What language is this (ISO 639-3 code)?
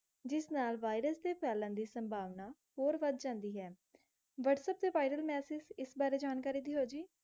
pan